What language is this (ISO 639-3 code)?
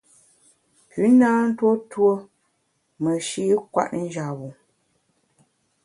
bax